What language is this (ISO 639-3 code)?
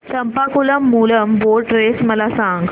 mar